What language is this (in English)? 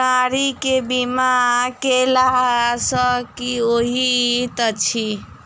Maithili